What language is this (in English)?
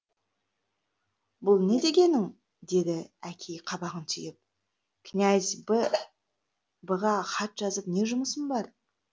Kazakh